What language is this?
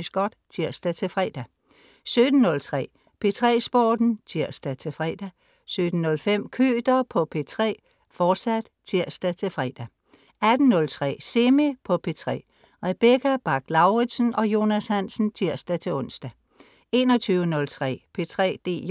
Danish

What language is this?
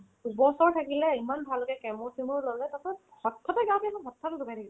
Assamese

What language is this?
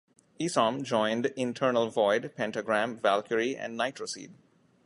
English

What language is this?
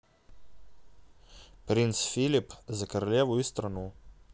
Russian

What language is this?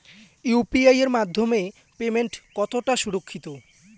Bangla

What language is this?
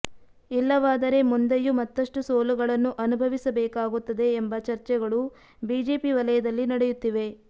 Kannada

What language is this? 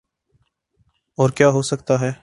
Urdu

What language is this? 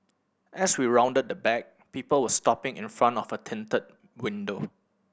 English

